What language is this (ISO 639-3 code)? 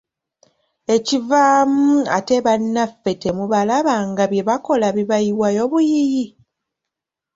lug